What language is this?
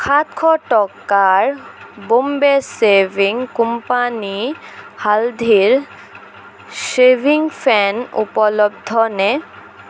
Assamese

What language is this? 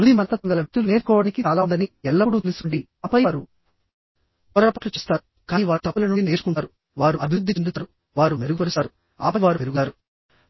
Telugu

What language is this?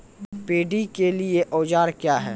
Maithili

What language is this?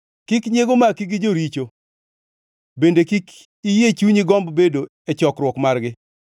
Luo (Kenya and Tanzania)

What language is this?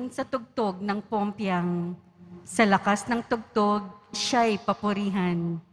Filipino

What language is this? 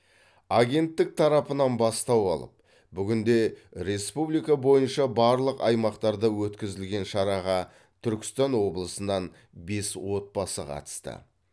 Kazakh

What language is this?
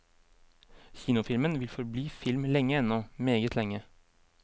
Norwegian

